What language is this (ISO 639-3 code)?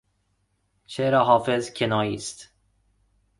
fas